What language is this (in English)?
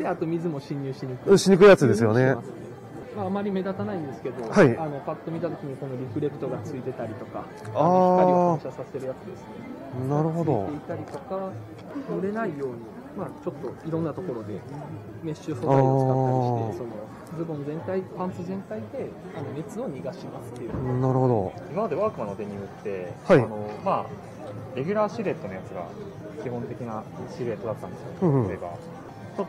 Japanese